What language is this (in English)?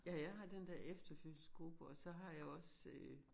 Danish